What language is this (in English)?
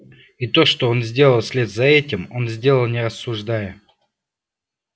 Russian